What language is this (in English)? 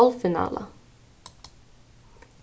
Faroese